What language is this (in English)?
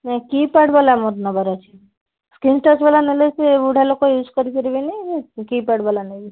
Odia